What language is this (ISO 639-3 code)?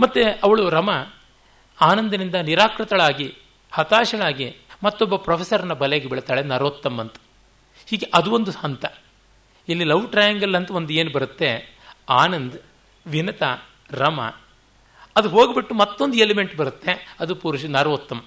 kan